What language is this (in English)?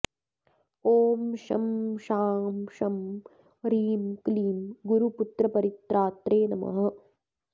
Sanskrit